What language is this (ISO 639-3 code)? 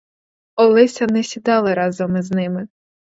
ukr